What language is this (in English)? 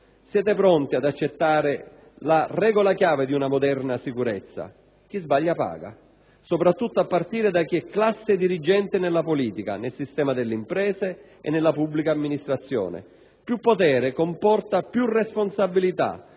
Italian